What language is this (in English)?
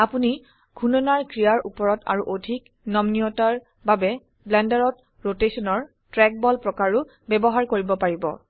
Assamese